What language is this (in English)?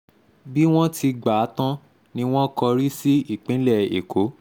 Yoruba